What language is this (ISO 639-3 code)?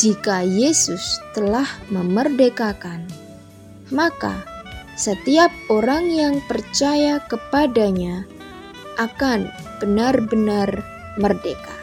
ind